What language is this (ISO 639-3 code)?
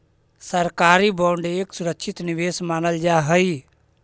mag